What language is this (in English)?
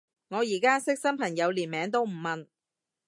Cantonese